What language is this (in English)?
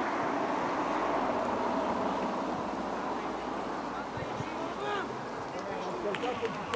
Romanian